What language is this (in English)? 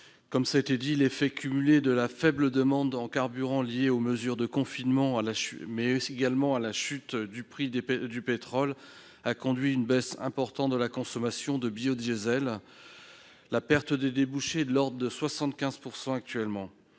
French